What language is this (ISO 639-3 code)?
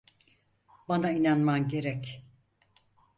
tur